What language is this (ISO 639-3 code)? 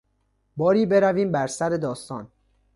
fas